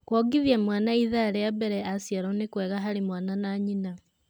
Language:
Kikuyu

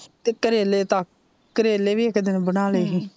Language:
Punjabi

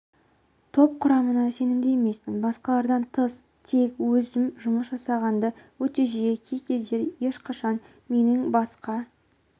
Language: Kazakh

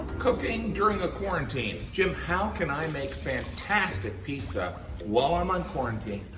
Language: English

